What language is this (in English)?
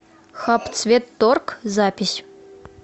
Russian